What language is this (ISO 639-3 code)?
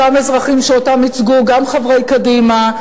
heb